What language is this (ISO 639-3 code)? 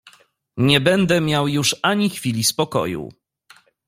pol